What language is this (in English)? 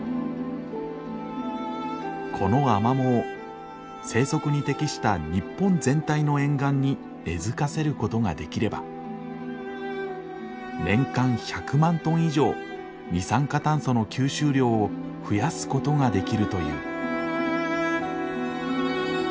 Japanese